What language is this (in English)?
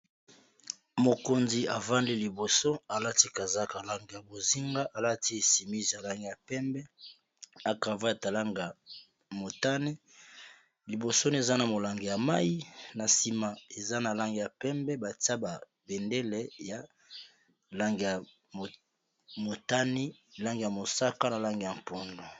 Lingala